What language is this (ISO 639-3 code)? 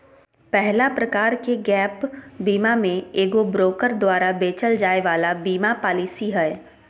mag